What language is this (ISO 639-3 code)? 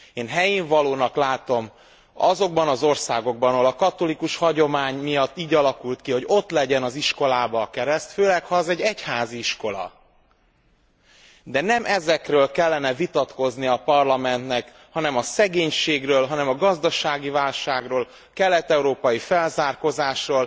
hun